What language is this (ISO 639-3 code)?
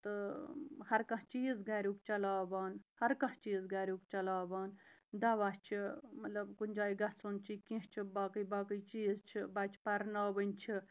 kas